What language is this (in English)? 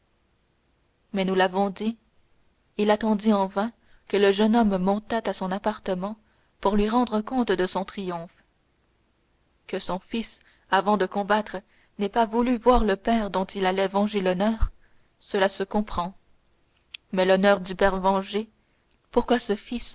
French